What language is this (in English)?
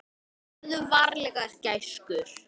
Icelandic